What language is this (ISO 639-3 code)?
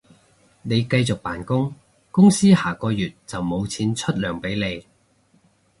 yue